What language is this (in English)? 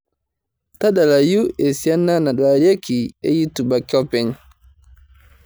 Masai